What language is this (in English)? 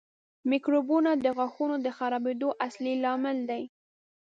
Pashto